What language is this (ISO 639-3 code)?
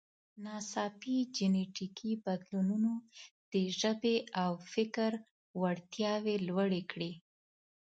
pus